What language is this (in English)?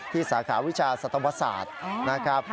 Thai